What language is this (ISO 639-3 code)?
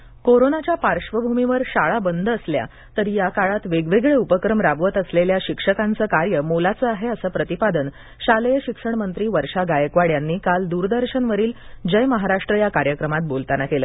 mar